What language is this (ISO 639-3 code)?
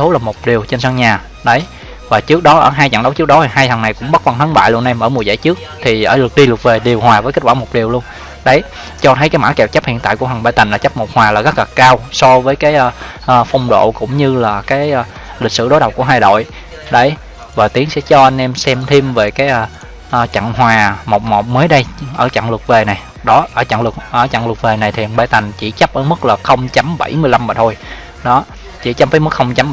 vie